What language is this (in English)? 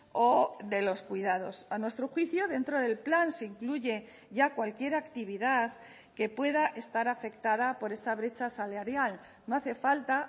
Spanish